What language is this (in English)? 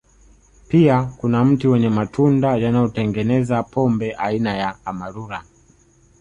Swahili